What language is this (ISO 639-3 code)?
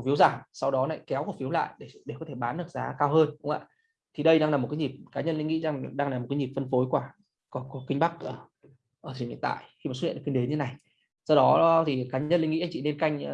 vie